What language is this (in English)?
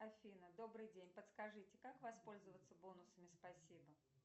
Russian